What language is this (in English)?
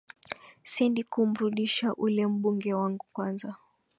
Swahili